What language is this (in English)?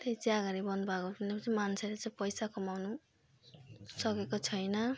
Nepali